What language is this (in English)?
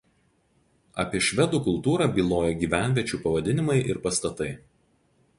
Lithuanian